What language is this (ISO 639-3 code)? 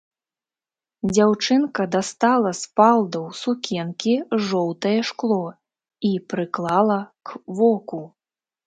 bel